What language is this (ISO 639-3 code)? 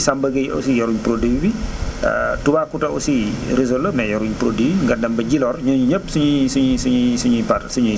wol